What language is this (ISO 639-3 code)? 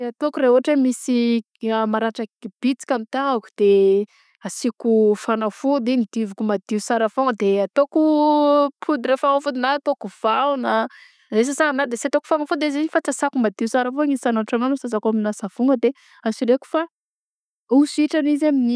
bzc